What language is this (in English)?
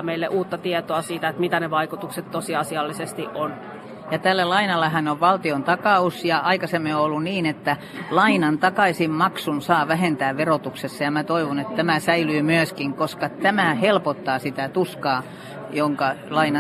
Finnish